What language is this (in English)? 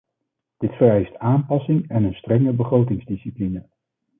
Dutch